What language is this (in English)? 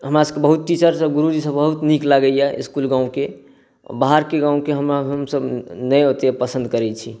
Maithili